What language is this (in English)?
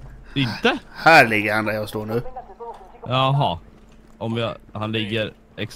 Swedish